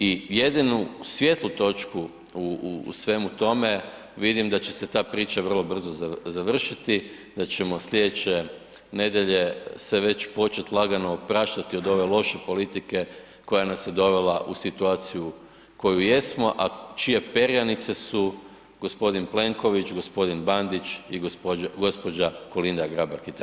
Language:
Croatian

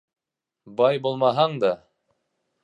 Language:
Bashkir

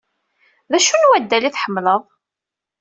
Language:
Kabyle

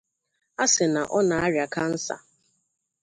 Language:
Igbo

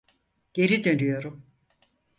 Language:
Turkish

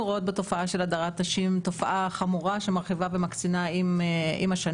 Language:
Hebrew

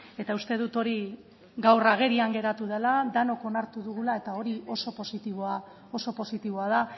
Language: Basque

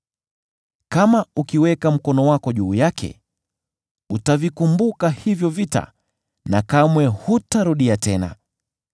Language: Swahili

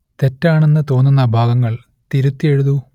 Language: Malayalam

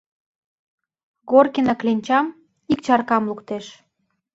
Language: Mari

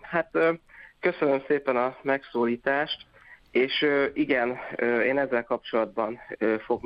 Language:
Hungarian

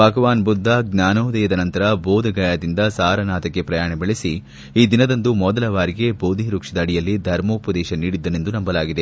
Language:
Kannada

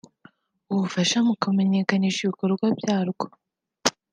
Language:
Kinyarwanda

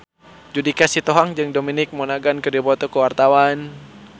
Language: Sundanese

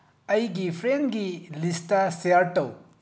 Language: Manipuri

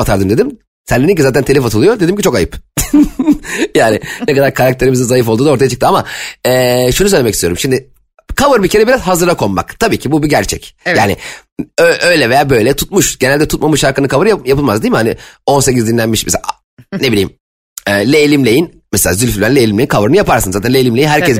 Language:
Turkish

